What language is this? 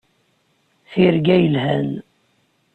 Kabyle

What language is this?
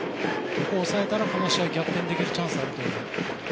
Japanese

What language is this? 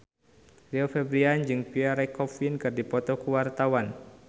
Sundanese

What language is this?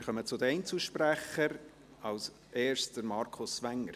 Swiss German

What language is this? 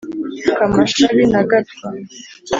Kinyarwanda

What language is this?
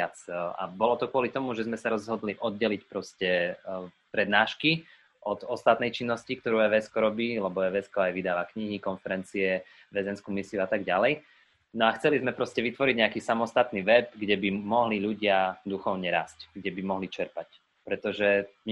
Slovak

